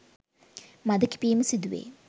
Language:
Sinhala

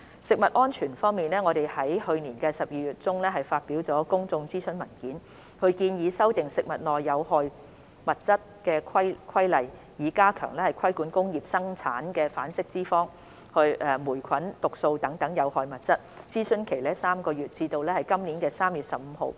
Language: Cantonese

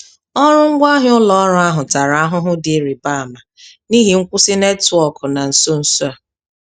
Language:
Igbo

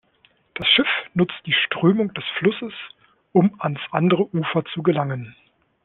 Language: German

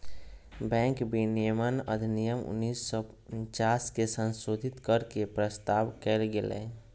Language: Magahi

